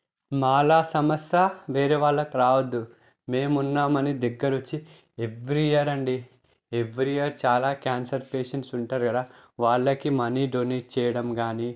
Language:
Telugu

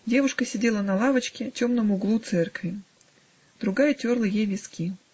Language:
Russian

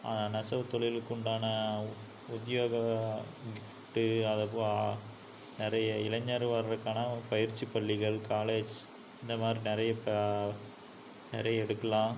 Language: Tamil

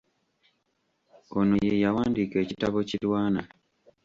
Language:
Ganda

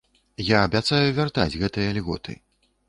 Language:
Belarusian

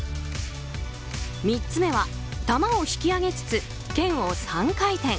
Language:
Japanese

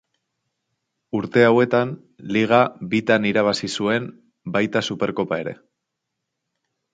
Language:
Basque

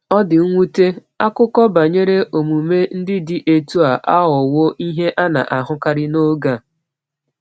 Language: Igbo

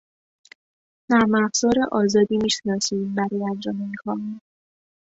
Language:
Persian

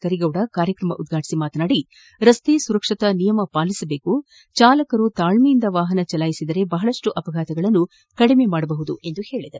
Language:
Kannada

